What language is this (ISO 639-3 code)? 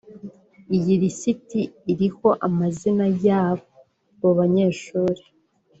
kin